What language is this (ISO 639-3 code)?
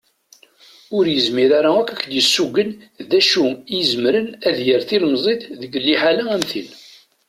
kab